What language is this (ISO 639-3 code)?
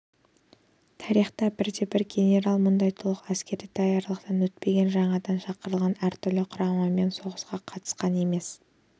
kaz